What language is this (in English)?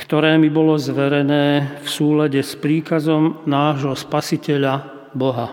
Slovak